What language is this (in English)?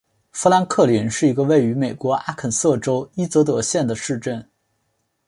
Chinese